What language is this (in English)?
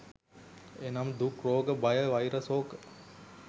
Sinhala